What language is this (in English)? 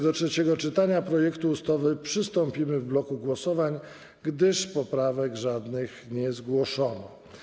Polish